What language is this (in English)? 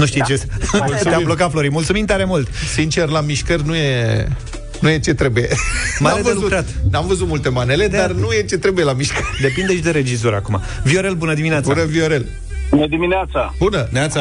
Romanian